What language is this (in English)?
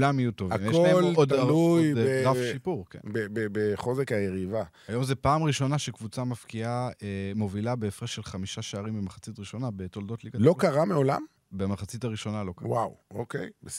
Hebrew